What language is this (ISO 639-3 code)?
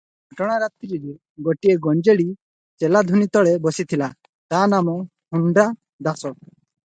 ori